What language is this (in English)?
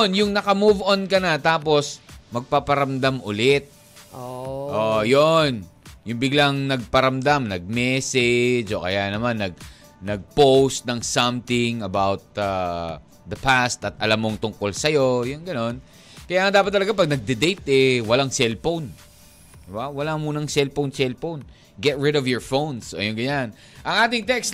Filipino